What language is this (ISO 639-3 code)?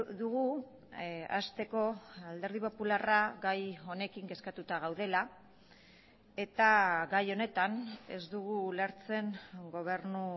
eus